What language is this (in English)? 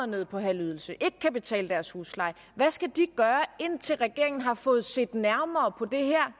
Danish